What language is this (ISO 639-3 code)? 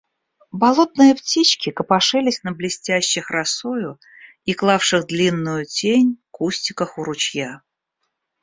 rus